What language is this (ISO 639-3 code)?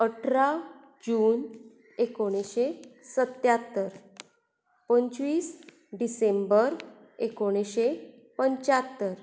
kok